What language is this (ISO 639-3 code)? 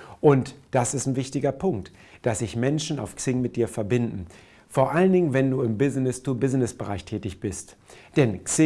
deu